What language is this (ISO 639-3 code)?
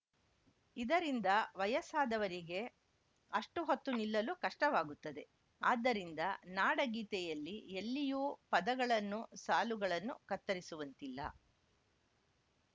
kan